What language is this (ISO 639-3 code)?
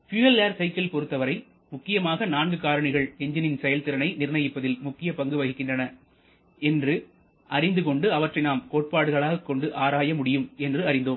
tam